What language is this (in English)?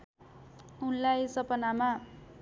Nepali